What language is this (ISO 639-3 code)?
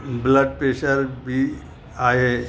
snd